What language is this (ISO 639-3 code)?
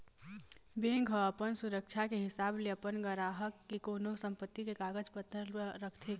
hne